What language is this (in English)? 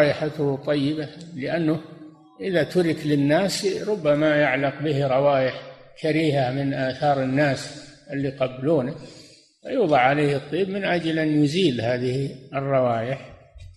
Arabic